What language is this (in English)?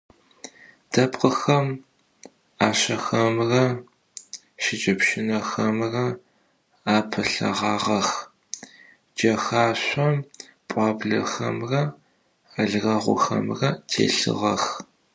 Adyghe